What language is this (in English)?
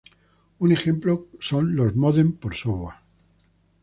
Spanish